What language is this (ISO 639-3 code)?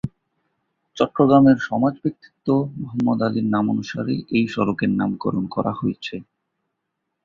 ben